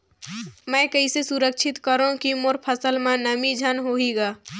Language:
Chhattisgarhi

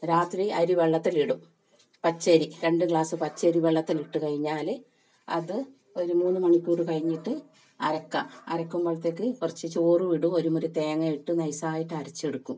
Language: Malayalam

